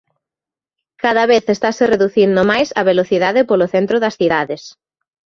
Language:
Galician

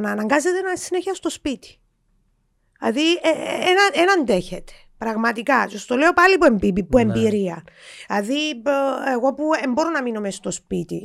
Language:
Greek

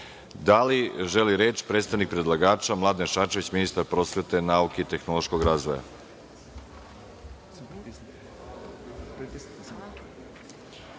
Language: Serbian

